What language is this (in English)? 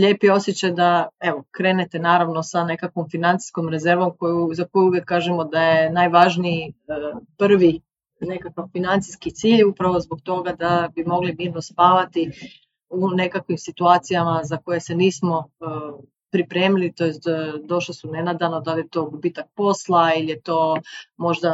Croatian